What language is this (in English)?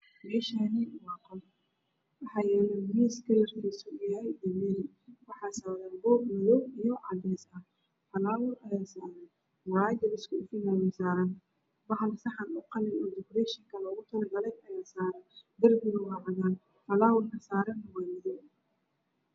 Somali